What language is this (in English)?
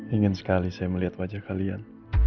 Indonesian